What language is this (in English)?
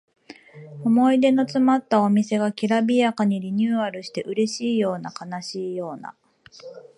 Japanese